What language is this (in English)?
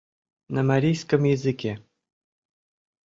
Mari